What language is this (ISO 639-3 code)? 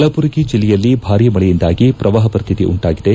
kan